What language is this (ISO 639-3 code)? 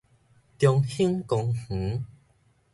nan